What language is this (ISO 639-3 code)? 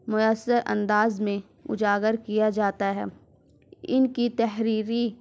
urd